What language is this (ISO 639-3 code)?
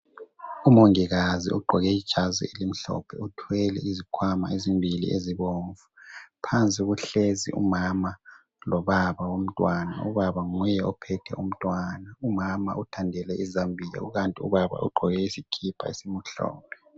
nde